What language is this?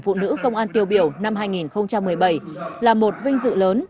Vietnamese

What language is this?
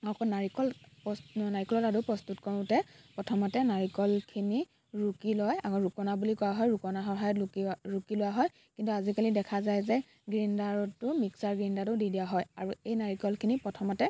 Assamese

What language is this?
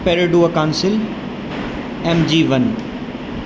Urdu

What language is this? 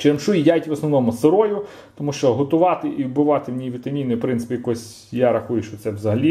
Ukrainian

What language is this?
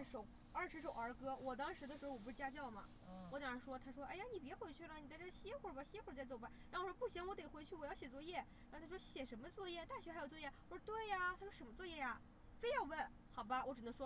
Chinese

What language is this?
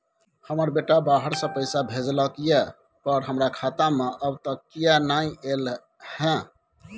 Maithili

